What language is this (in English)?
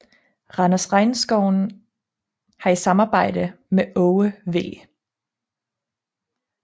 Danish